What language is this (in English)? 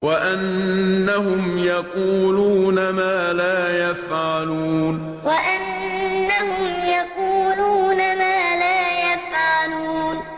Arabic